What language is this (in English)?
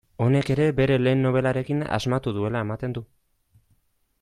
Basque